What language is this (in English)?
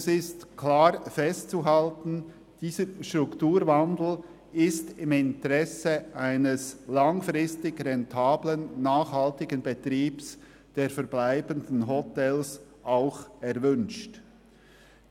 Swiss German